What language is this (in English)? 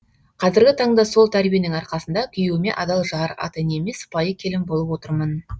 Kazakh